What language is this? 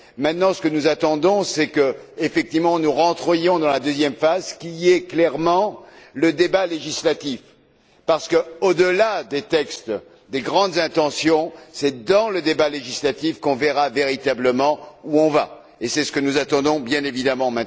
French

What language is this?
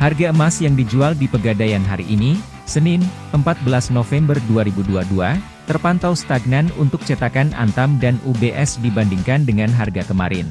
Indonesian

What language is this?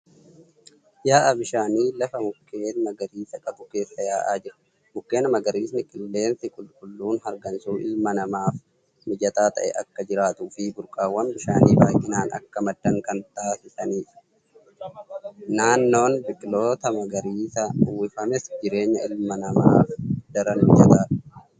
Oromo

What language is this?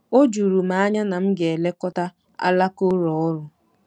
Igbo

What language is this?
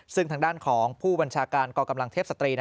Thai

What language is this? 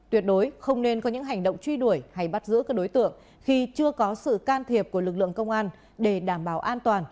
Vietnamese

